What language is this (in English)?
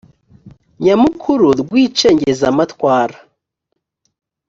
Kinyarwanda